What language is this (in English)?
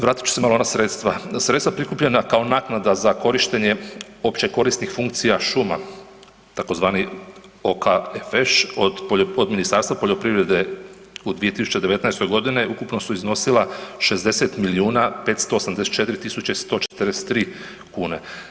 Croatian